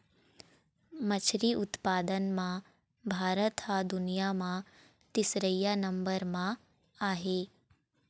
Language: Chhattisgarhi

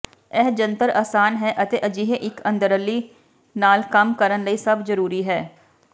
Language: Punjabi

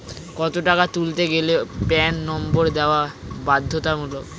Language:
Bangla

